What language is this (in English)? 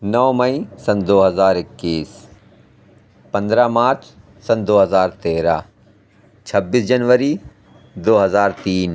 Urdu